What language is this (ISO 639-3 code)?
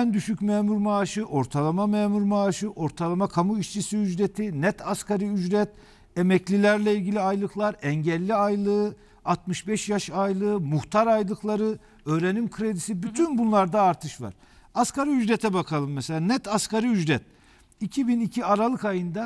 tur